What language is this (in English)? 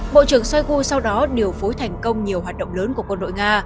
Vietnamese